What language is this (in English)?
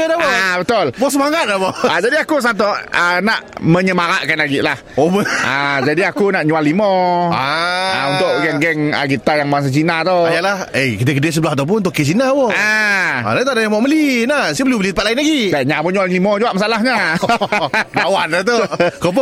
Malay